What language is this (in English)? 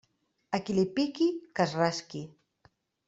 Catalan